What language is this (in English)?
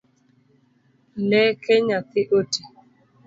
Luo (Kenya and Tanzania)